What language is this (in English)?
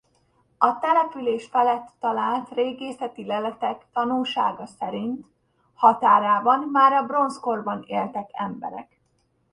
Hungarian